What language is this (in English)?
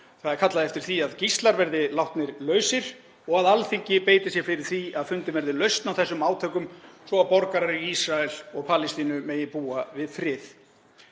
Icelandic